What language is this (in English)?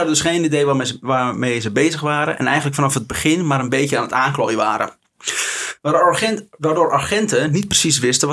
Dutch